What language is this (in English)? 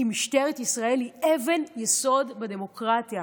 Hebrew